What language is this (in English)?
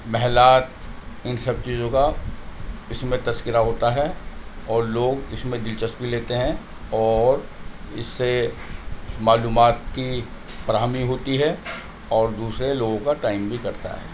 Urdu